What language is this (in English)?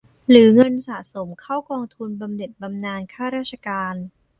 Thai